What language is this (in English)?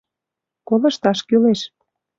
Mari